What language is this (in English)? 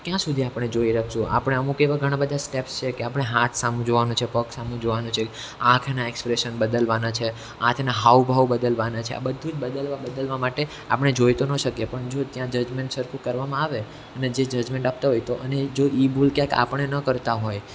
Gujarati